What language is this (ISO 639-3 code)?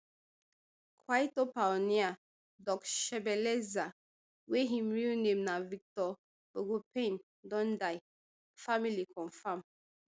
pcm